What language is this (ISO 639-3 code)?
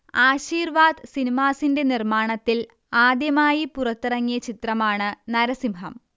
mal